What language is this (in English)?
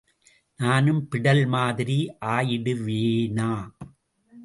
Tamil